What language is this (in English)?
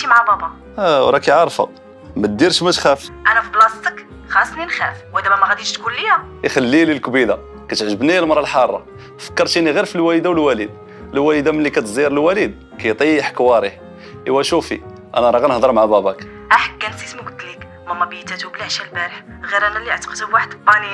Arabic